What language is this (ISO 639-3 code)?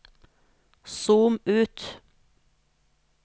nor